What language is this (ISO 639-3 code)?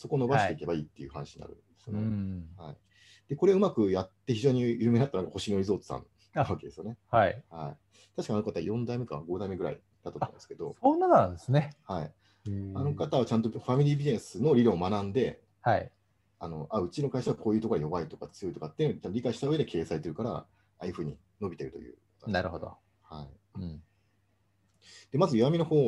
jpn